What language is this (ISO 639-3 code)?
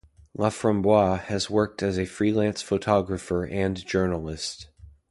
eng